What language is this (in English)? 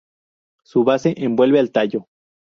Spanish